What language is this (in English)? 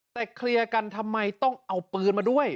Thai